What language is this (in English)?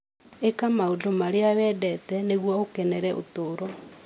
Kikuyu